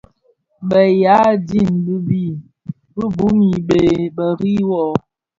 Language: Bafia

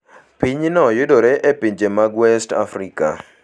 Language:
Luo (Kenya and Tanzania)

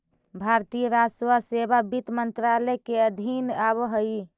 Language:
Magahi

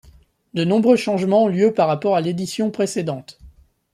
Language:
French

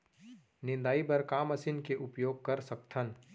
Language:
Chhattisgarhi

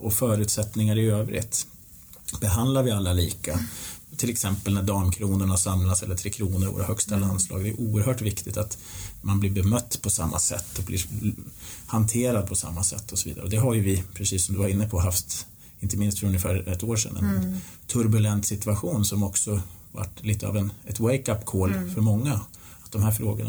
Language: Swedish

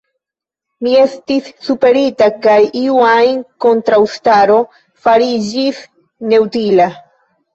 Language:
Esperanto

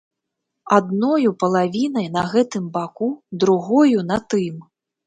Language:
Belarusian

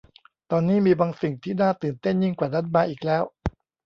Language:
Thai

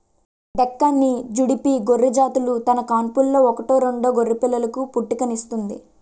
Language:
Telugu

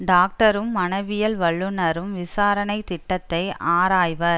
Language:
Tamil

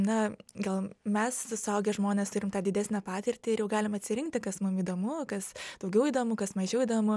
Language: Lithuanian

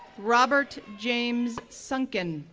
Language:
English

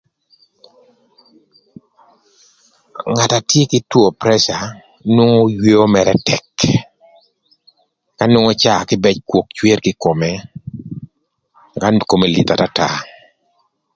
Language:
Thur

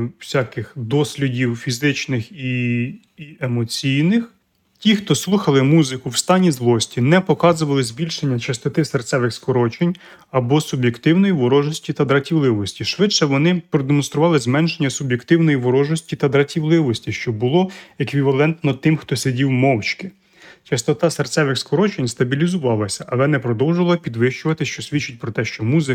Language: Ukrainian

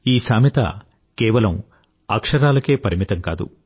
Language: Telugu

